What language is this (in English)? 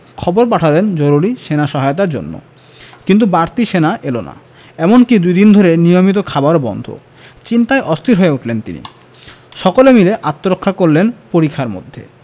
Bangla